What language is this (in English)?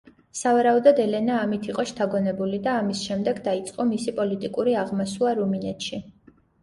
Georgian